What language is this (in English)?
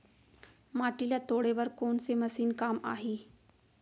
Chhattisgarhi